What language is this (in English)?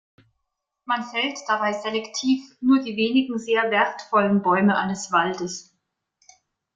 German